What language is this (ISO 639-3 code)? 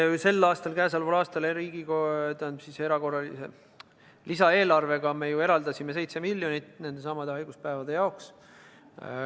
est